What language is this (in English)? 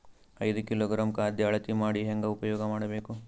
Kannada